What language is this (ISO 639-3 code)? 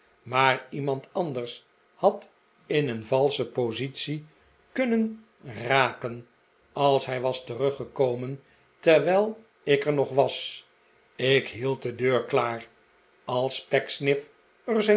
nld